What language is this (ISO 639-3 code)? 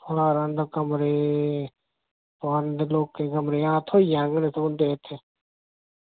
doi